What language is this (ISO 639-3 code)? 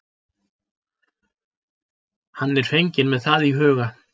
isl